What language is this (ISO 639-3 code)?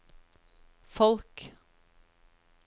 nor